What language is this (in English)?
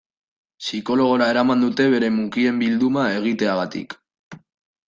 Basque